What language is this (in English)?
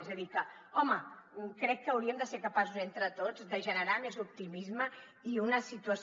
Catalan